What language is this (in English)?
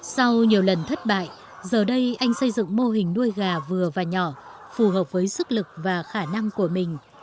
Vietnamese